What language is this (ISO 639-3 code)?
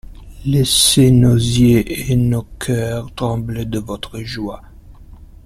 fra